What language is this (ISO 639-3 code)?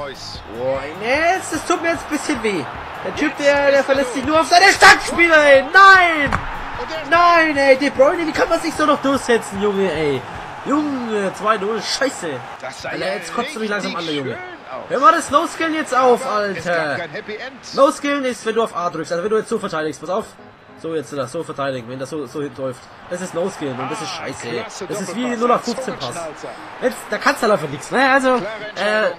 deu